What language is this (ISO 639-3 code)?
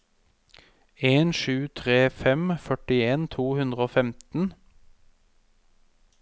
nor